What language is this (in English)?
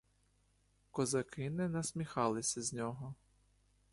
Ukrainian